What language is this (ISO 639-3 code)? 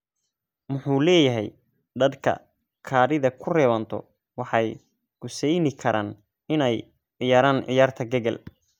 som